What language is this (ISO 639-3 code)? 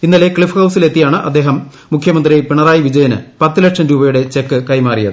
mal